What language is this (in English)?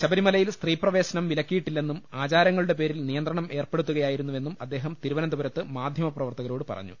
Malayalam